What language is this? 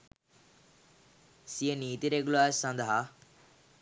Sinhala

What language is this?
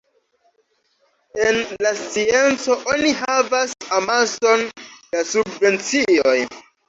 Esperanto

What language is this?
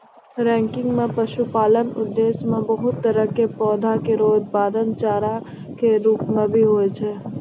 Maithili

